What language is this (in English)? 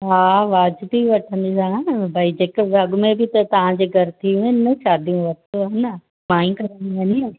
Sindhi